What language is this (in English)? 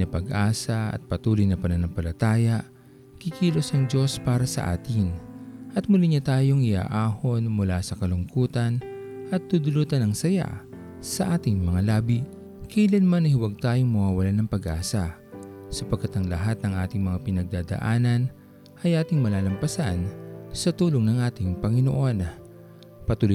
Filipino